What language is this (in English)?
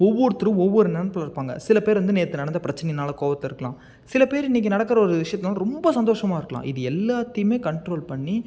Tamil